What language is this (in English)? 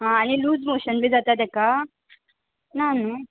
Konkani